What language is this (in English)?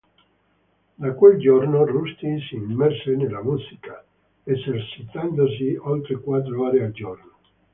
Italian